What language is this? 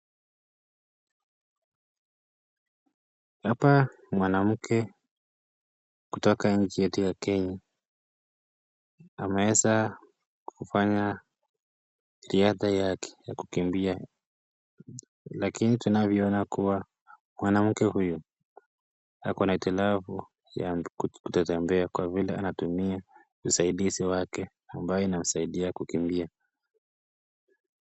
Swahili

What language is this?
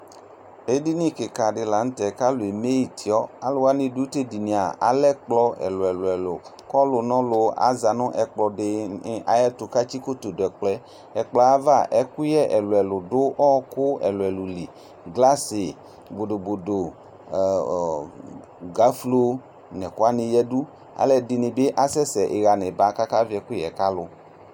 Ikposo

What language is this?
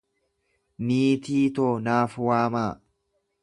Oromo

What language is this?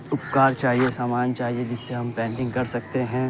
Urdu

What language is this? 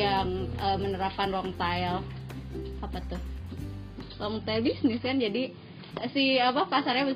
Indonesian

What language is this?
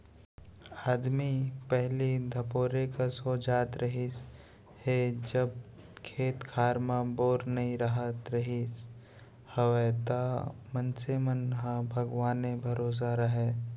Chhattisgarhi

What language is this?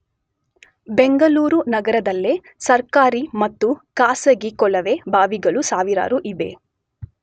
Kannada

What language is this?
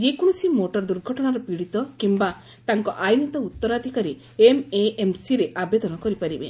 Odia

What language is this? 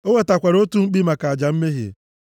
Igbo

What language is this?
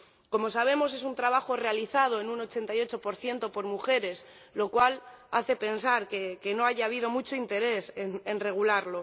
Spanish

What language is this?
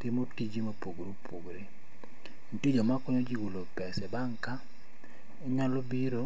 Luo (Kenya and Tanzania)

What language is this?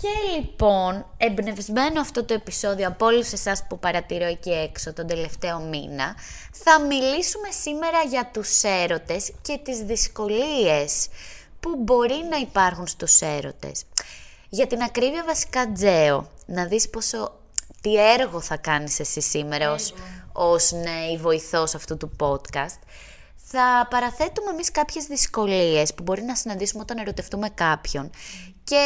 Greek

